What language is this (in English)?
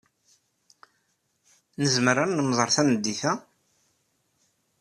Kabyle